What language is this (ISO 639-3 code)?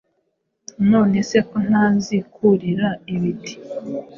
kin